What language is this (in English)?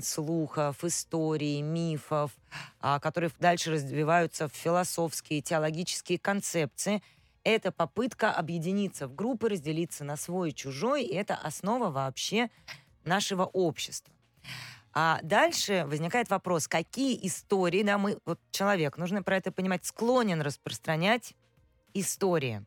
Russian